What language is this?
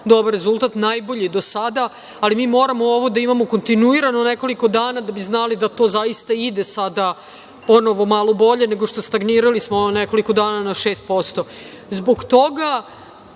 Serbian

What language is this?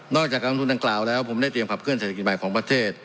Thai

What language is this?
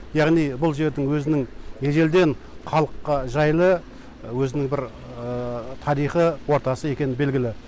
Kazakh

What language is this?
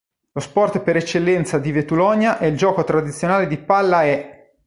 Italian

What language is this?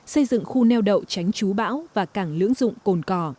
Vietnamese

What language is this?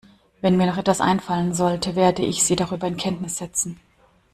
German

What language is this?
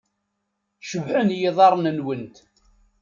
Kabyle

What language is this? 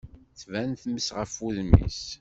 Kabyle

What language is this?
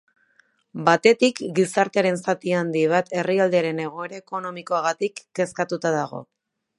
Basque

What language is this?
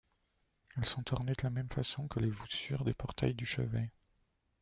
French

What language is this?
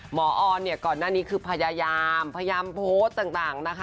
Thai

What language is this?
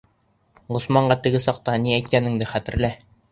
Bashkir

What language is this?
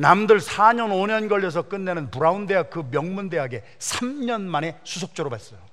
Korean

